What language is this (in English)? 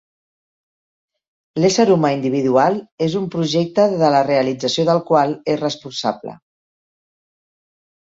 Catalan